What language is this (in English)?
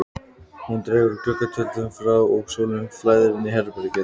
Icelandic